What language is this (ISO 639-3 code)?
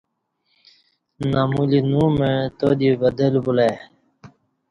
bsh